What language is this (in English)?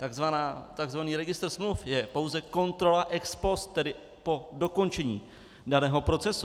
Czech